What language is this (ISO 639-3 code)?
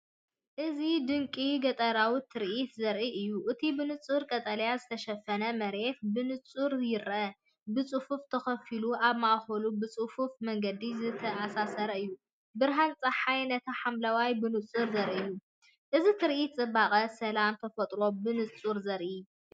tir